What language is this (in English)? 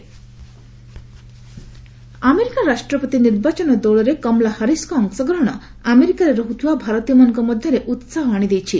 Odia